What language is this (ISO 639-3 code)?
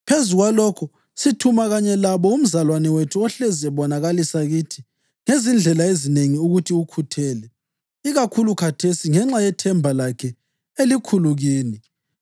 nde